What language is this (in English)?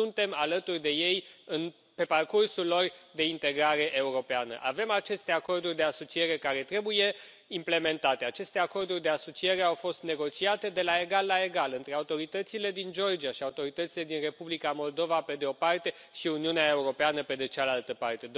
Romanian